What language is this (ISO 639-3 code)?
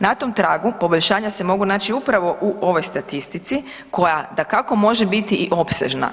hrv